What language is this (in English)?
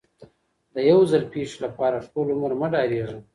Pashto